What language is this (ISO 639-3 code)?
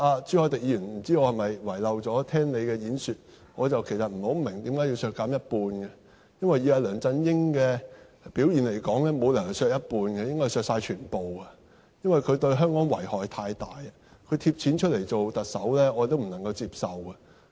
yue